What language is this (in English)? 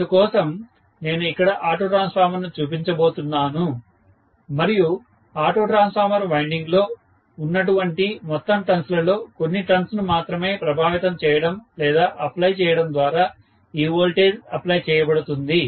Telugu